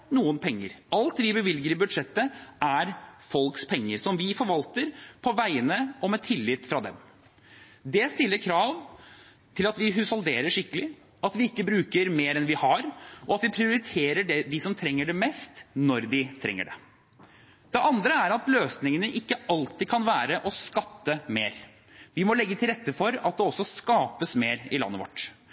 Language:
Norwegian Bokmål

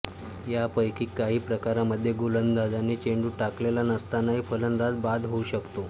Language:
Marathi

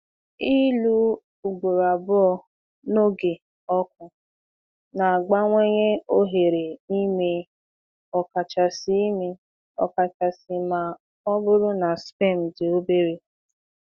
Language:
Igbo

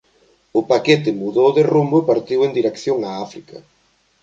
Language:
Galician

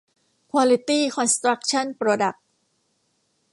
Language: Thai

